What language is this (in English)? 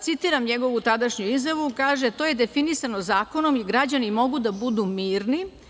Serbian